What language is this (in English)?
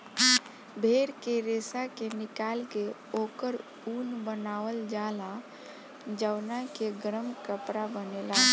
Bhojpuri